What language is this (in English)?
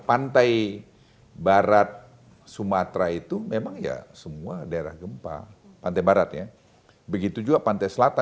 Indonesian